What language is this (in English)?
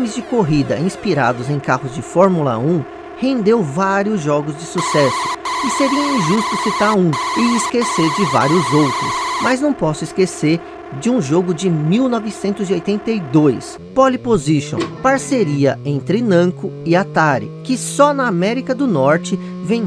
Portuguese